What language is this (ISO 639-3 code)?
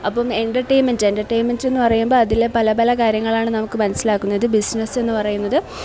mal